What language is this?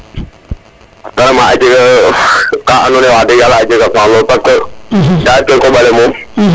Serer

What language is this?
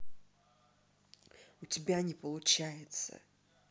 Russian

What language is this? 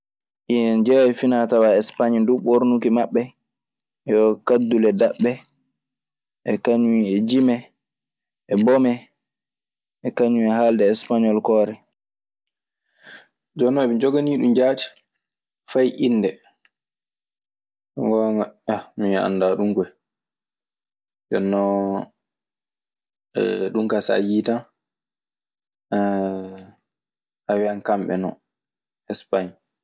Maasina Fulfulde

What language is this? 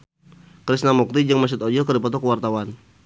Sundanese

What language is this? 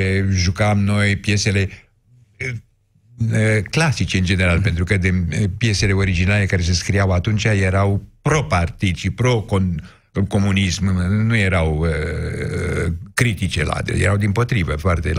Romanian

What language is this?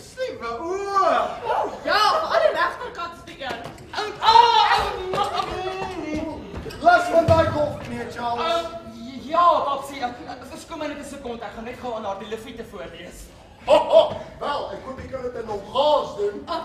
Dutch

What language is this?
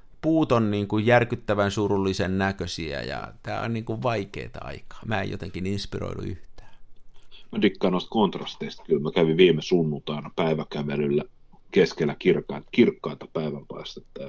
Finnish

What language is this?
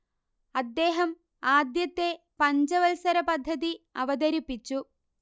Malayalam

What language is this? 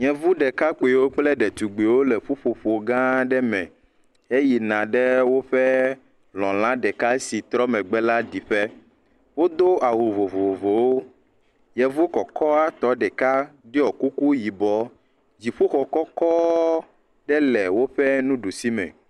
Ewe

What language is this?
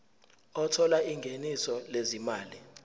Zulu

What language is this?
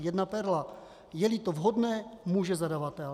Czech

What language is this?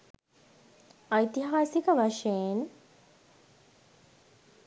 Sinhala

